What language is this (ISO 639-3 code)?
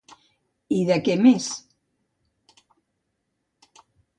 cat